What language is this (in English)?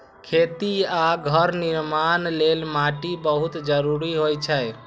Maithili